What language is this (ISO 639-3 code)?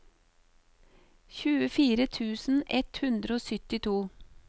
nor